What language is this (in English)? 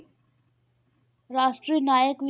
Punjabi